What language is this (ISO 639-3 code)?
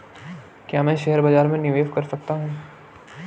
hin